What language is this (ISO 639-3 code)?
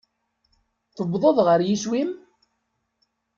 kab